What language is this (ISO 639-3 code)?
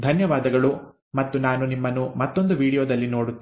kan